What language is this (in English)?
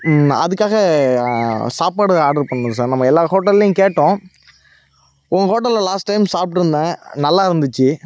Tamil